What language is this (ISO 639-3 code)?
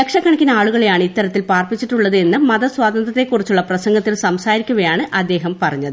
mal